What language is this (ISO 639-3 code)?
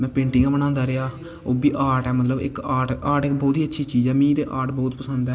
doi